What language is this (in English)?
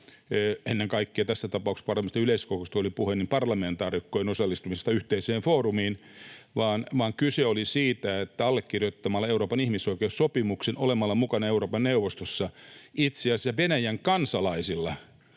Finnish